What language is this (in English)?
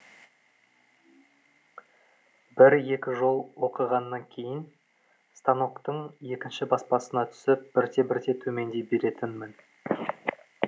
Kazakh